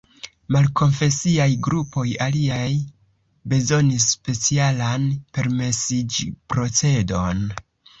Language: Esperanto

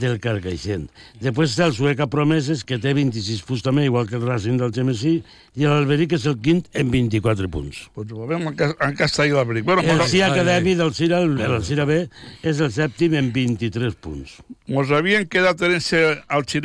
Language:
Spanish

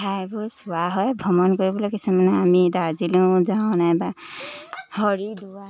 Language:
Assamese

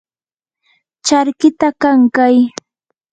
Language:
Yanahuanca Pasco Quechua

